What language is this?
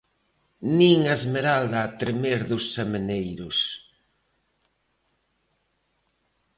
Galician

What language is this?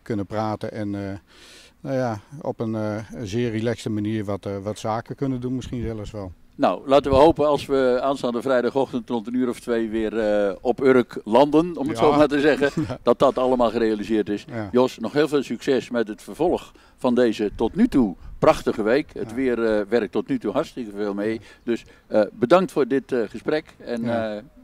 Dutch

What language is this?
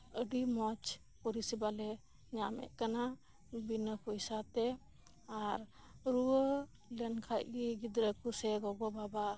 Santali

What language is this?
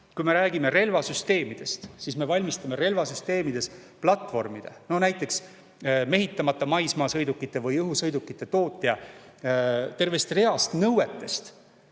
Estonian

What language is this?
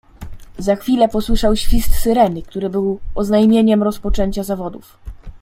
Polish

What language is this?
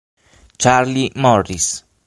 Italian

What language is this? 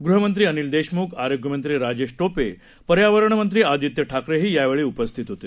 Marathi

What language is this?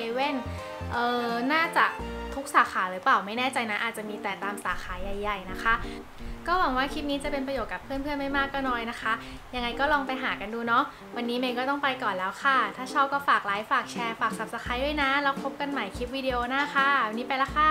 Thai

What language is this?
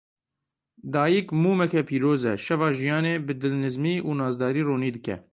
Kurdish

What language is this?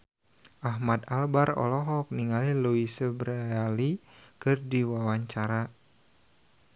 Sundanese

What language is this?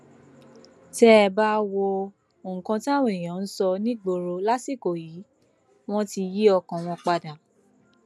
Yoruba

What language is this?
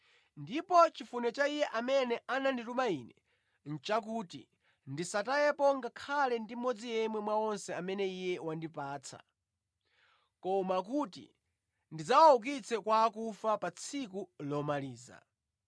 Nyanja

